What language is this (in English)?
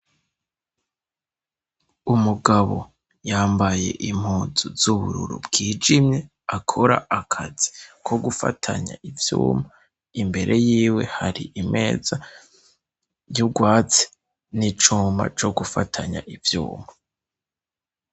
Rundi